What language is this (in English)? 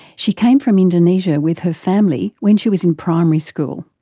English